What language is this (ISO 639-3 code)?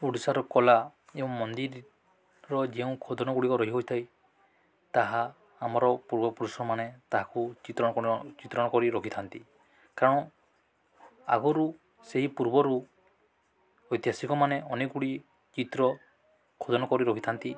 ori